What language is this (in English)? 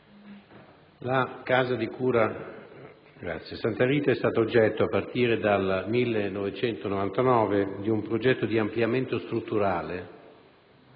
Italian